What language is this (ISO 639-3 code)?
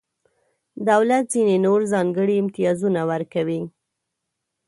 pus